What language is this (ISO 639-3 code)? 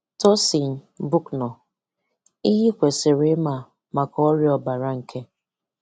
ibo